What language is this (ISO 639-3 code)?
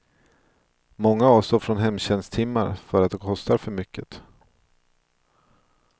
swe